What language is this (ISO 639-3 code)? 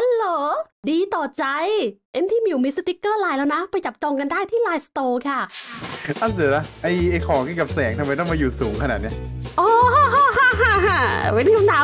tha